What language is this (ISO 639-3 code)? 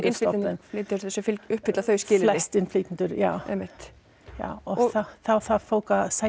isl